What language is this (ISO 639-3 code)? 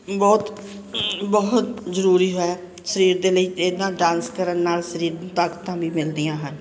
pan